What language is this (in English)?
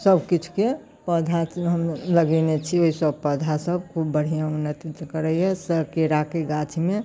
Maithili